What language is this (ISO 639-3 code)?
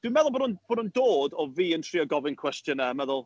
cym